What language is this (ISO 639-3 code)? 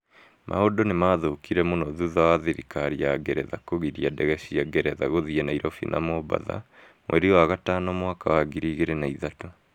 kik